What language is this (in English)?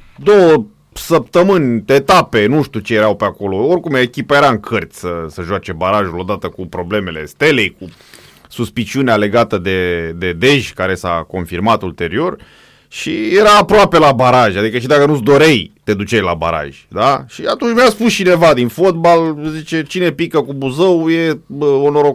Romanian